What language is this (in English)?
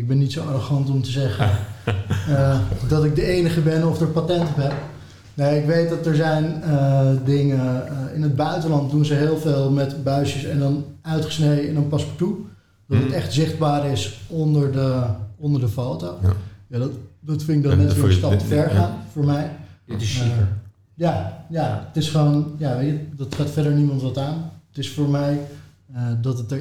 Dutch